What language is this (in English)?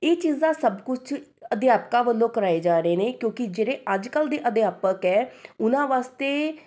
Punjabi